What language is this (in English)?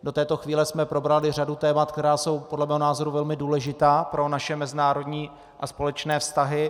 Czech